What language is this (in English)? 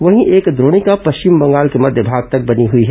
Hindi